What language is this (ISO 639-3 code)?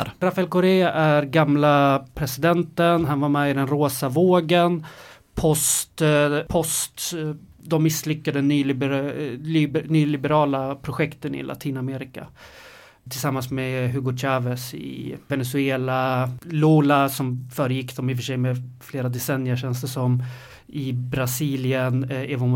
swe